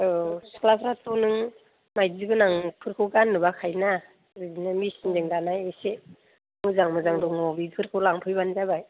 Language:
Bodo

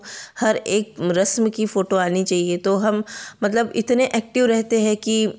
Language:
Hindi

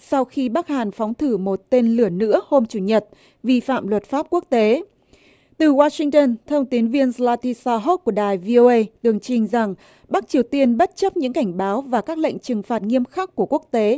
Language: Vietnamese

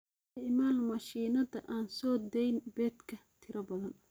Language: Somali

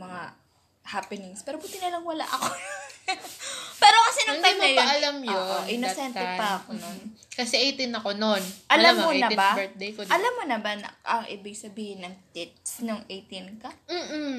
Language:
Filipino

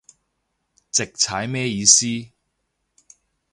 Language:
Cantonese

